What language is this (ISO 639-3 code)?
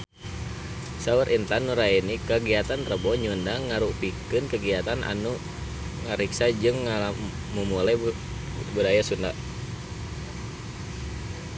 sun